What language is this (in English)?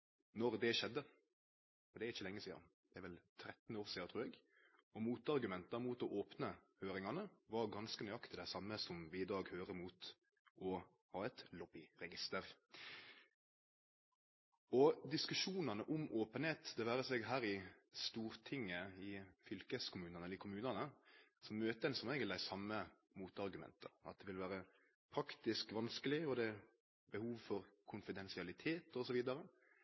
Norwegian Nynorsk